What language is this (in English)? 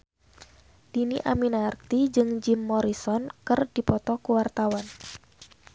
Sundanese